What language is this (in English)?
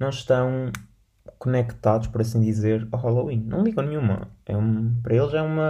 Portuguese